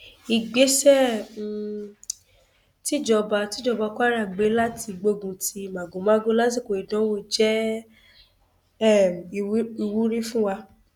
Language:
Yoruba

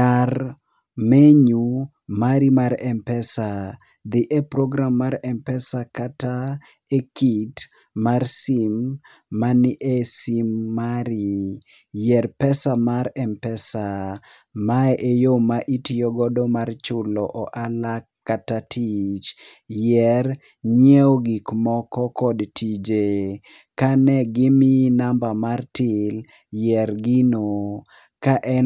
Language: Luo (Kenya and Tanzania)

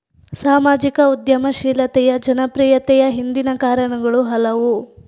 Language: Kannada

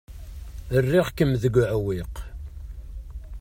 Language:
Kabyle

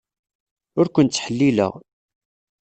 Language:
Kabyle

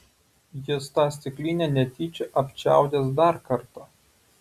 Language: Lithuanian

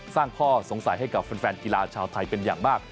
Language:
Thai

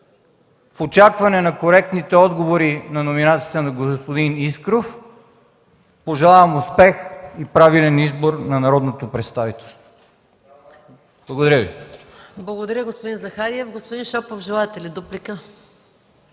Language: Bulgarian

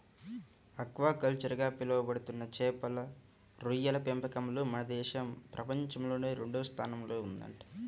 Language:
Telugu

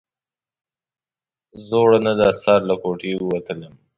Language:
Pashto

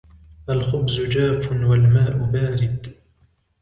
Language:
Arabic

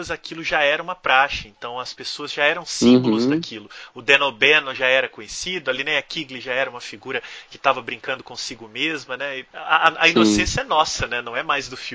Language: Portuguese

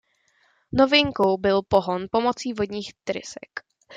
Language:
Czech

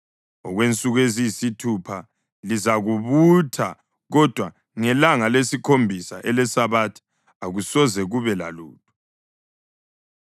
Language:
North Ndebele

